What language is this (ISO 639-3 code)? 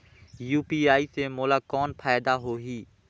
hne